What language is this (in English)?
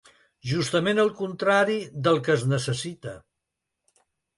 Catalan